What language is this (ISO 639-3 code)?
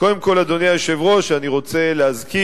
heb